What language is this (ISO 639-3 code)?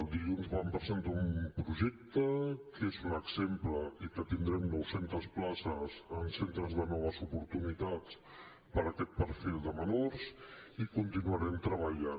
cat